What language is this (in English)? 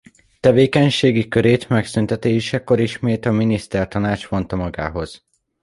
Hungarian